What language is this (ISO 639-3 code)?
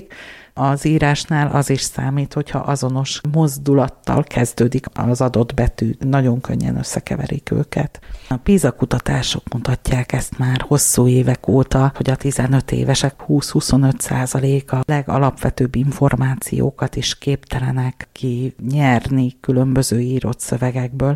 hun